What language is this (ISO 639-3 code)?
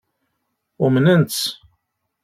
kab